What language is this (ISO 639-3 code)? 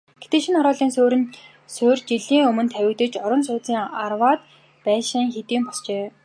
mon